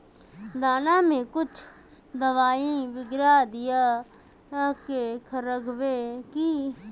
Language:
Magahi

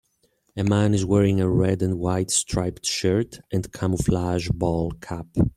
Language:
English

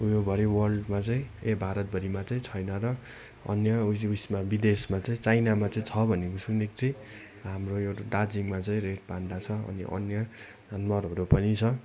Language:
Nepali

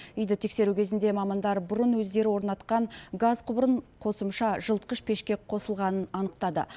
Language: Kazakh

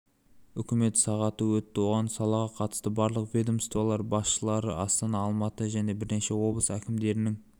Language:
Kazakh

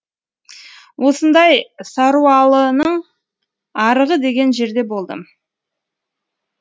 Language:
Kazakh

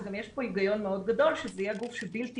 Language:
Hebrew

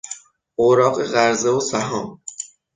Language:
Persian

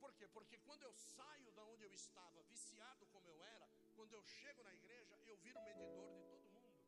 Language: Portuguese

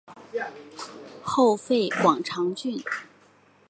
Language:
Chinese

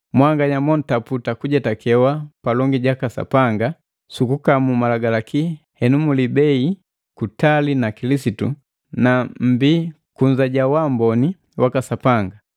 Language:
Matengo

